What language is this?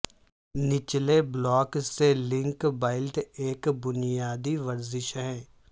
Urdu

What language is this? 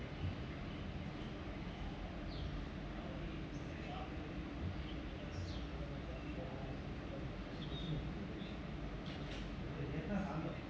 English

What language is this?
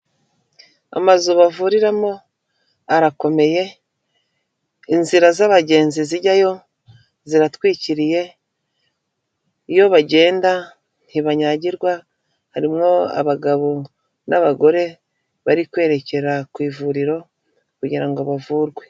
Kinyarwanda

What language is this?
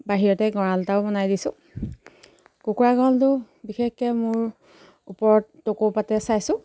Assamese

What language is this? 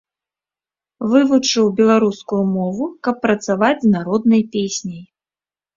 Belarusian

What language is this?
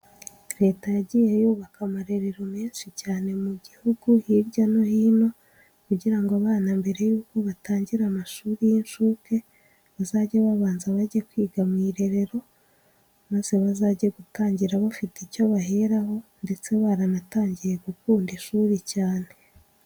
Kinyarwanda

